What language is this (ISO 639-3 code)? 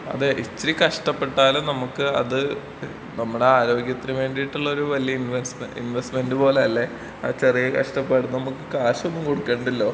mal